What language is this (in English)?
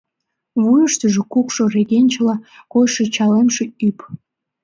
Mari